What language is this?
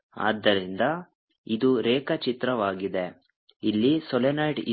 Kannada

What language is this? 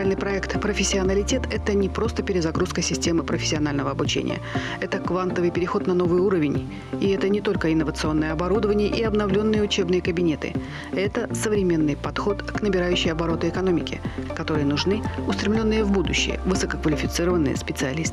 Russian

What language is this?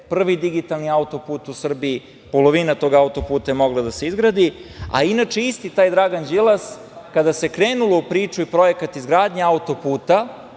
Serbian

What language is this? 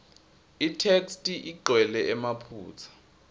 Swati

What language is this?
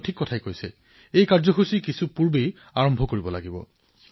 Assamese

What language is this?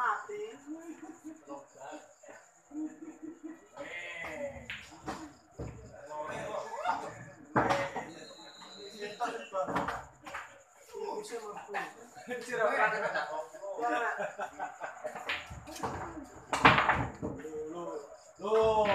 Indonesian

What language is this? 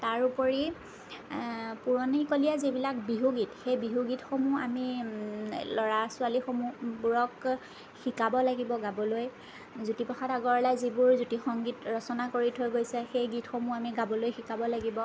Assamese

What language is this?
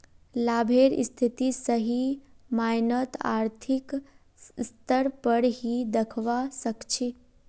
Magahi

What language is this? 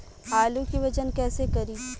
Bhojpuri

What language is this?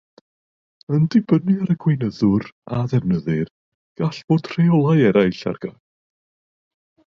Welsh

